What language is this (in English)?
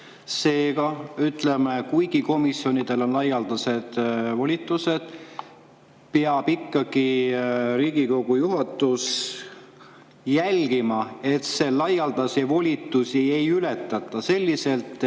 Estonian